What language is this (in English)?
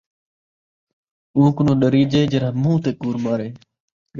Saraiki